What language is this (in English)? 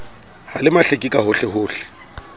Southern Sotho